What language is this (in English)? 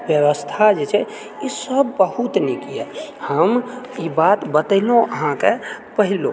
Maithili